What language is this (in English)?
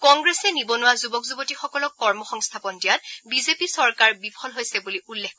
Assamese